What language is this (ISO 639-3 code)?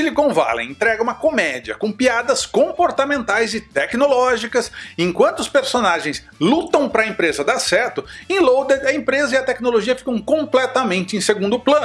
por